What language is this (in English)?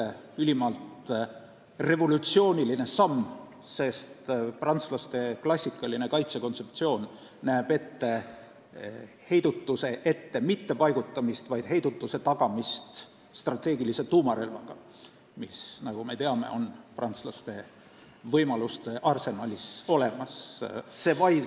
Estonian